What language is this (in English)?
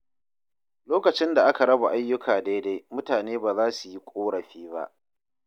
Hausa